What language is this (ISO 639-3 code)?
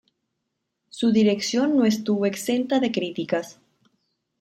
spa